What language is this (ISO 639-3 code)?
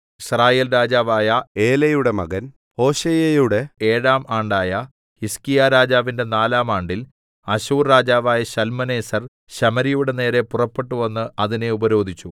mal